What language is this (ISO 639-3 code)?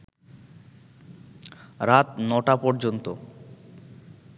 ben